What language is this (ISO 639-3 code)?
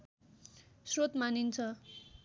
nep